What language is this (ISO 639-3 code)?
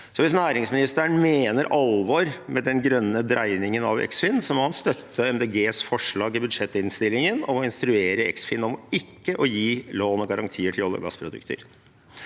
nor